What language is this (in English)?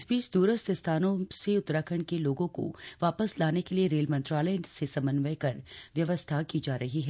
Hindi